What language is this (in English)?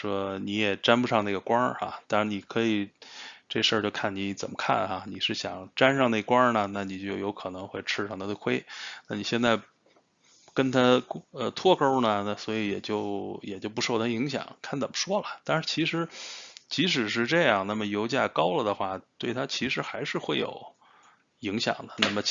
Chinese